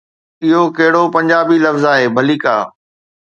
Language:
Sindhi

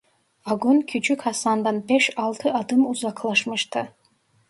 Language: Turkish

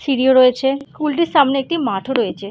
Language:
Bangla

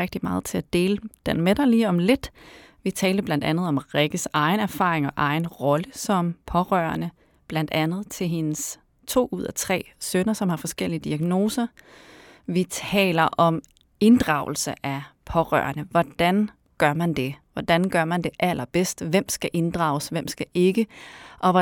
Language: Danish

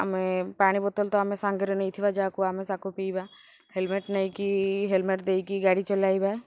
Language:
Odia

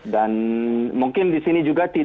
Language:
Indonesian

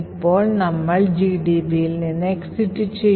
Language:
Malayalam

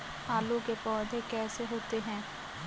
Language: Hindi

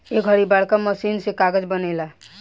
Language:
Bhojpuri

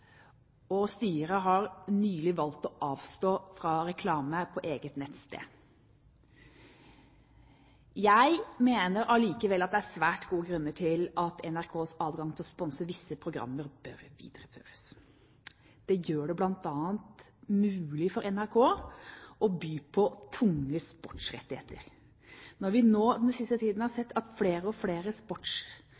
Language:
Norwegian Bokmål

